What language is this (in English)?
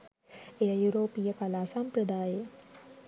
Sinhala